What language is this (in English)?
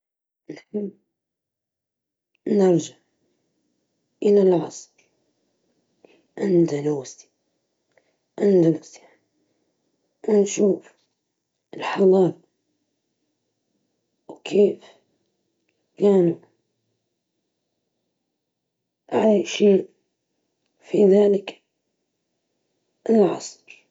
Libyan Arabic